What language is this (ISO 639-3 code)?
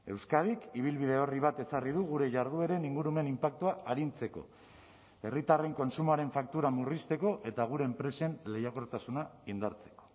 eus